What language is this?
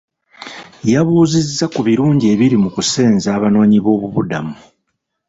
Ganda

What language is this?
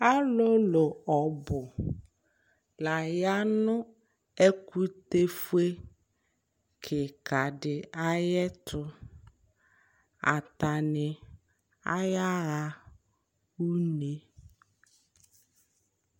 Ikposo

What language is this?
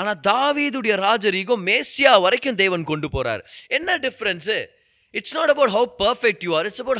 Tamil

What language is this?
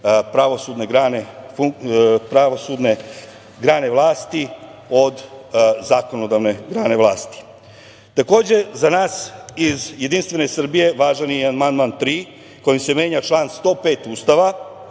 Serbian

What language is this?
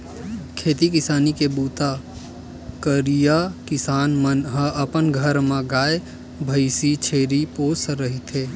Chhattisgarhi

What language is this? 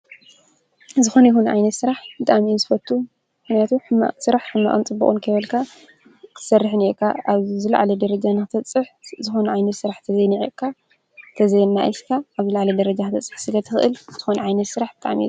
Tigrinya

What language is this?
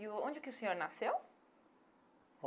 Portuguese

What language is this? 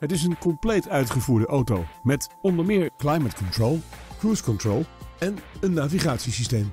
Dutch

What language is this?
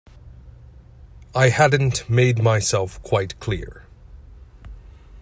English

